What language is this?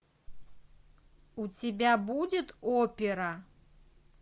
Russian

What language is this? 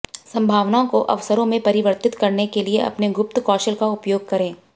Hindi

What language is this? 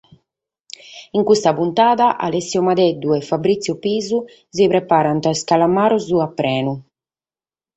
Sardinian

